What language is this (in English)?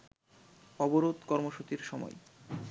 Bangla